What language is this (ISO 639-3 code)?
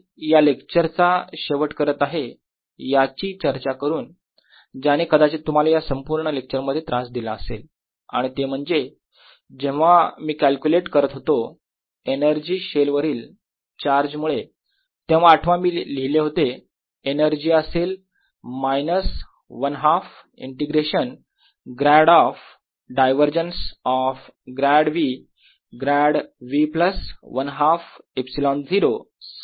mar